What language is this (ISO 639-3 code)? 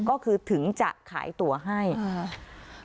tha